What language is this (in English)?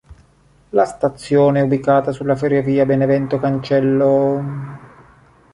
Italian